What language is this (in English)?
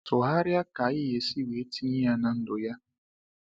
Igbo